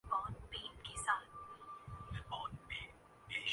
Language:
Urdu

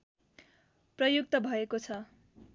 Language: Nepali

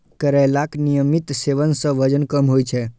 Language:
Maithili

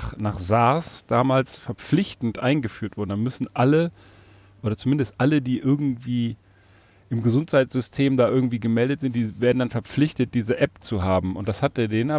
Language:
German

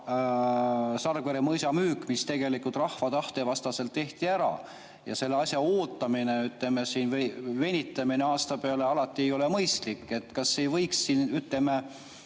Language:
Estonian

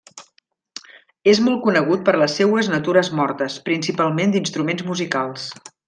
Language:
Catalan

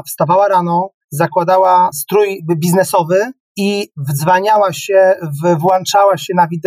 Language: Polish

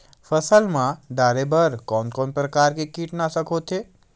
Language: Chhattisgarhi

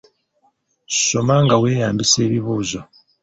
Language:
Ganda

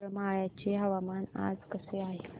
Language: Marathi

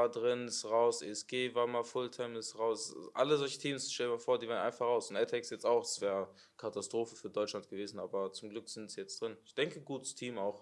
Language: German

